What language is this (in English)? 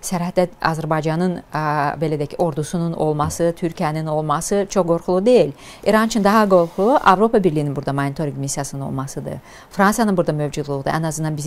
Turkish